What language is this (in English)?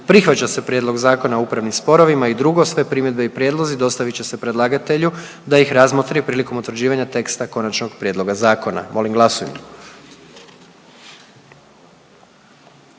Croatian